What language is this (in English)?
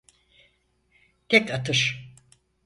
Turkish